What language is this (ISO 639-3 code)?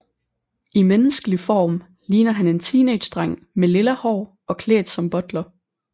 dan